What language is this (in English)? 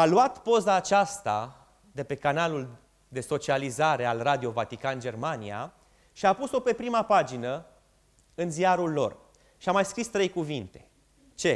Romanian